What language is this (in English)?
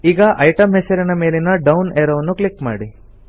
Kannada